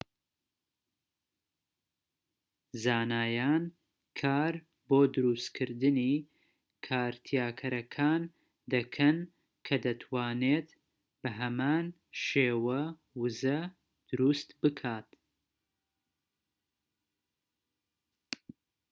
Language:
Central Kurdish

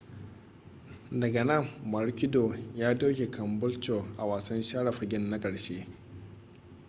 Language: Hausa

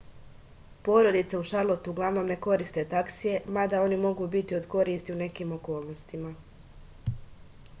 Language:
Serbian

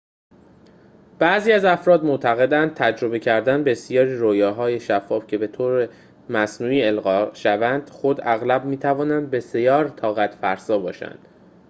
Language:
Persian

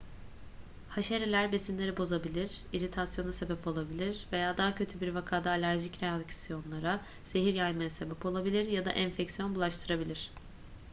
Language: Turkish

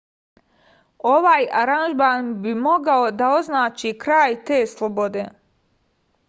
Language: Serbian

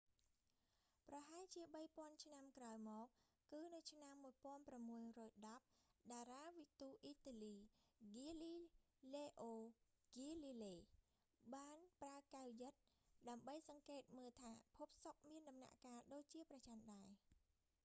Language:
Khmer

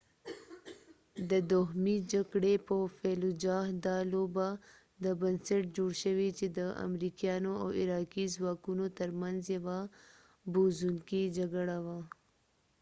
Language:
Pashto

